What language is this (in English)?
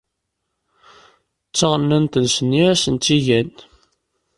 Kabyle